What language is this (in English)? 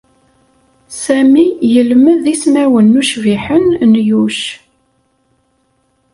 Kabyle